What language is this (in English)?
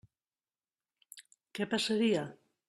Catalan